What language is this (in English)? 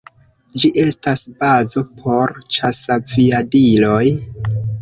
Esperanto